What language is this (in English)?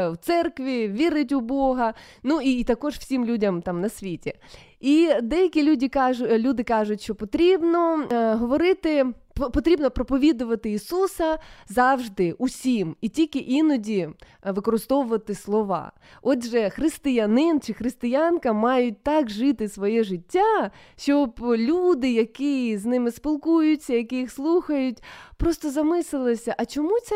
Ukrainian